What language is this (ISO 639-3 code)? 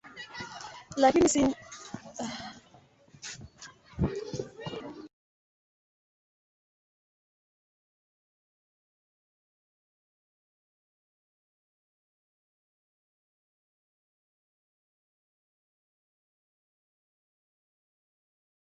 swa